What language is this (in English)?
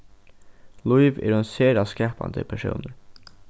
Faroese